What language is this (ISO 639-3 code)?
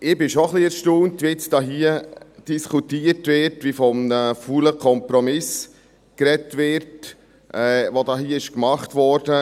gsw